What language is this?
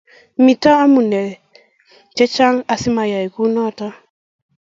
Kalenjin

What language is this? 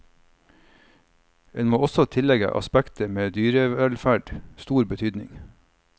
Norwegian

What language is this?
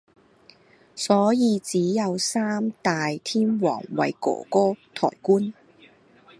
Cantonese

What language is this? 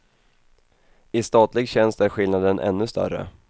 Swedish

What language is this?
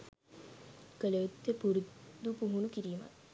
Sinhala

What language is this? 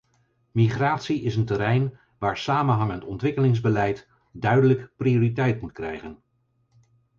Dutch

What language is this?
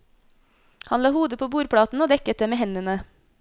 Norwegian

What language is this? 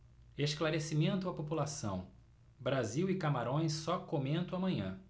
Portuguese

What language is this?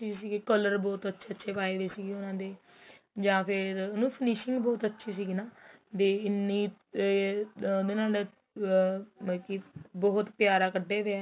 Punjabi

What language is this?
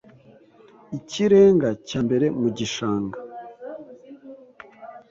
Kinyarwanda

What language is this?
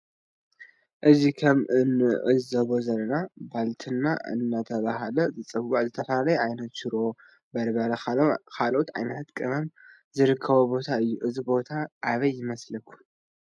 Tigrinya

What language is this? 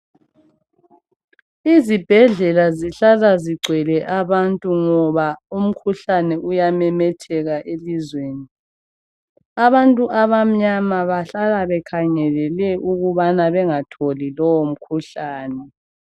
North Ndebele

